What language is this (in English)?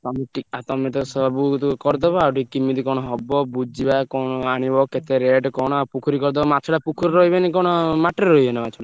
Odia